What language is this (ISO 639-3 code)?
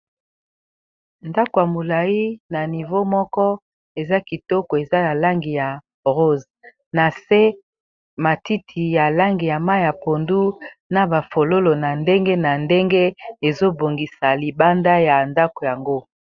lin